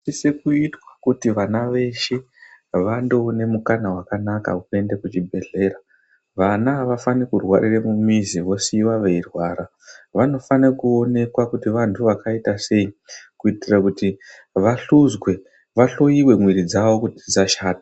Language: Ndau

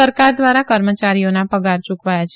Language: Gujarati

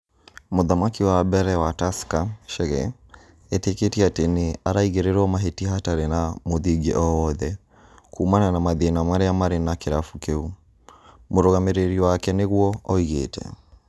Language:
Kikuyu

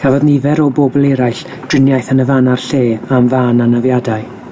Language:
Welsh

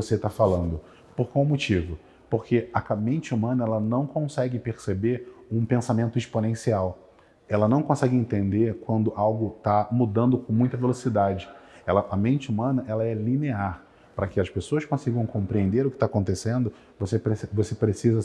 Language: Portuguese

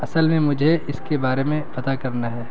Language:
Urdu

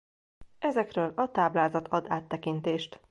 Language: Hungarian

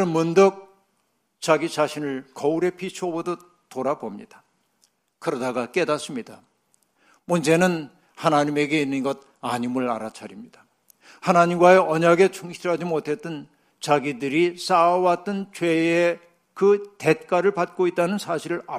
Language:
Korean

